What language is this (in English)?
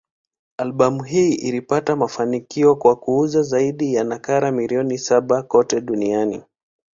Swahili